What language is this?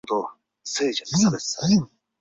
Chinese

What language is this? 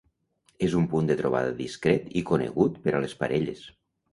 Catalan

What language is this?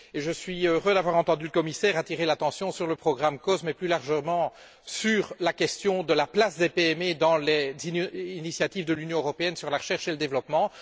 French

